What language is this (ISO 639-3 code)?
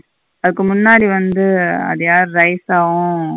tam